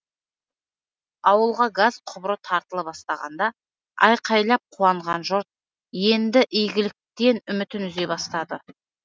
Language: Kazakh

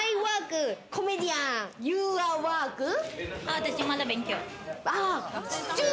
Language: Japanese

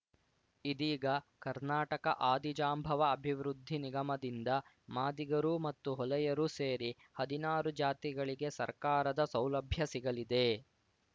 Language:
Kannada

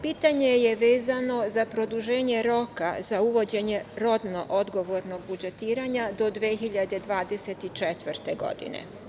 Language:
Serbian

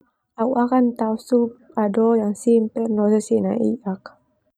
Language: Termanu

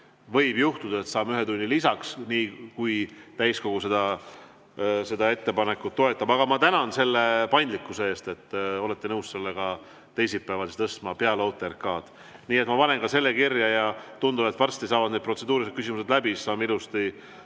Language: Estonian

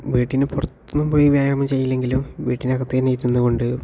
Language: Malayalam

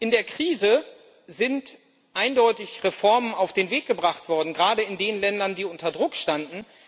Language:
German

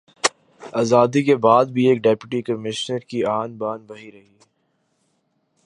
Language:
Urdu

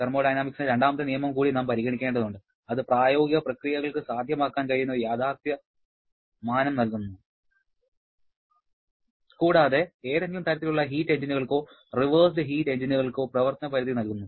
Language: Malayalam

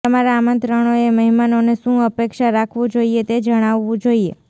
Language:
Gujarati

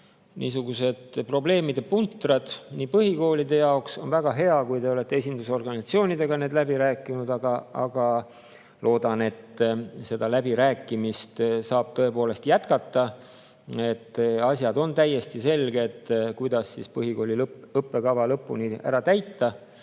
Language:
Estonian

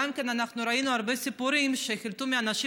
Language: Hebrew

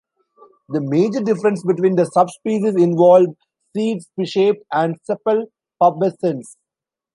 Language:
English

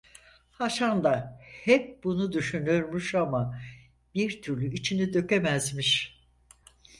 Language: Turkish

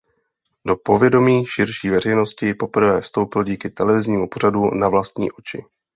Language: Czech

